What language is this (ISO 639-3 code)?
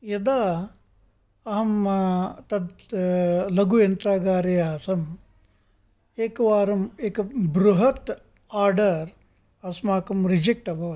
san